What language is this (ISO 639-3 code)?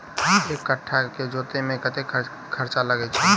mai